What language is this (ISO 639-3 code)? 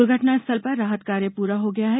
hin